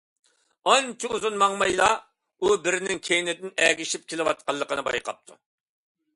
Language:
Uyghur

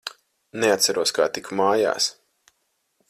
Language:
Latvian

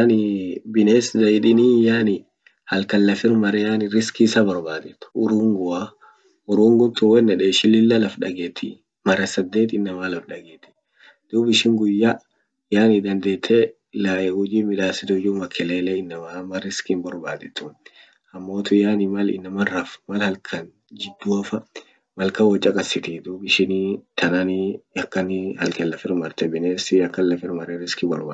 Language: Orma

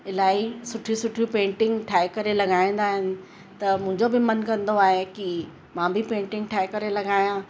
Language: Sindhi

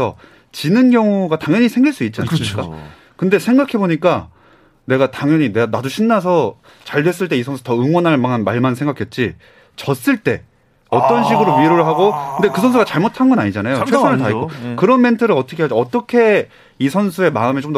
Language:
Korean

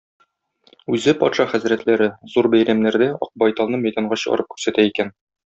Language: Tatar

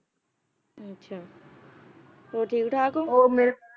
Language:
Punjabi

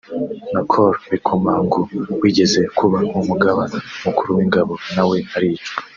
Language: Kinyarwanda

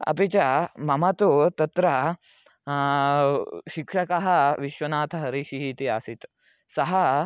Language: Sanskrit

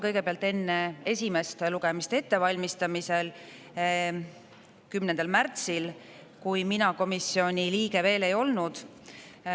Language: Estonian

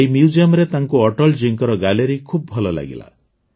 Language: Odia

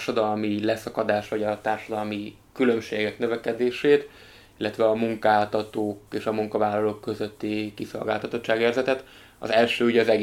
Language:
Hungarian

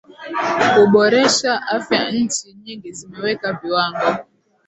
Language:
Swahili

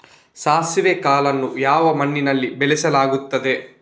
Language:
Kannada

